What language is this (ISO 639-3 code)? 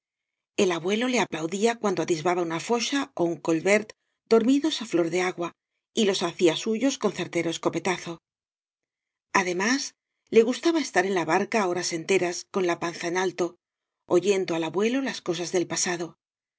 spa